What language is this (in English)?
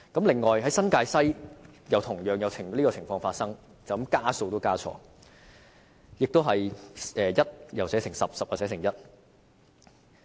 Cantonese